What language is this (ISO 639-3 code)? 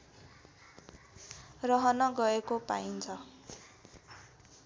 nep